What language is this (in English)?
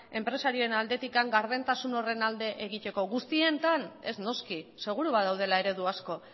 Basque